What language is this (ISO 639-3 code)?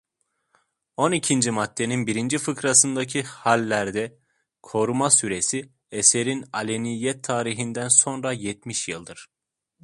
tur